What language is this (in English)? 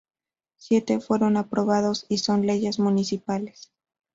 Spanish